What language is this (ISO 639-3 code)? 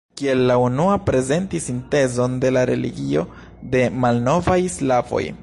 epo